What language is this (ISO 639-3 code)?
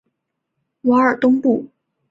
zho